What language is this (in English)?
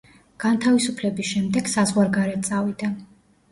Georgian